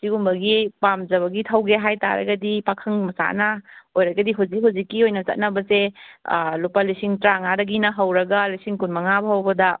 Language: Manipuri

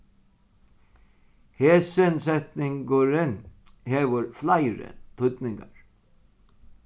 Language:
Faroese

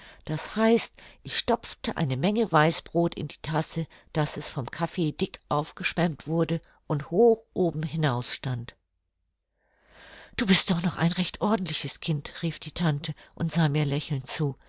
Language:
German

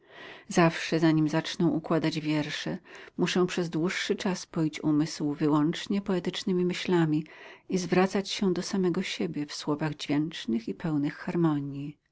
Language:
Polish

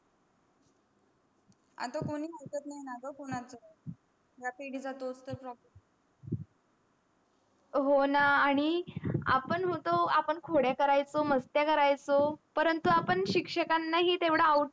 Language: Marathi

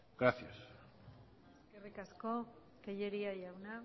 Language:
Basque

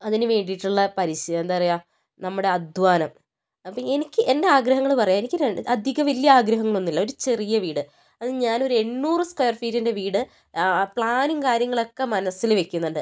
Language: Malayalam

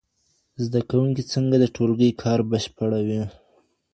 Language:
Pashto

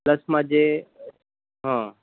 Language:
Gujarati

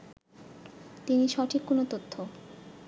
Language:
Bangla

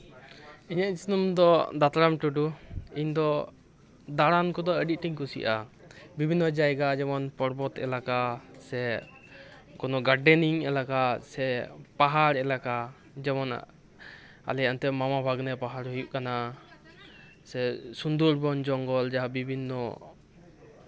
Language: Santali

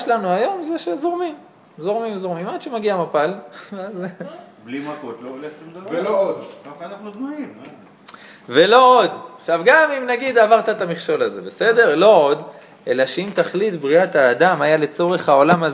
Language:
Hebrew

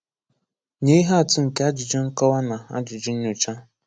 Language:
Igbo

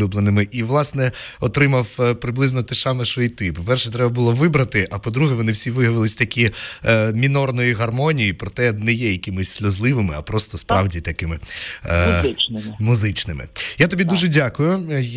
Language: Ukrainian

